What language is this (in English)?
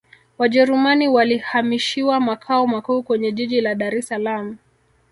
Swahili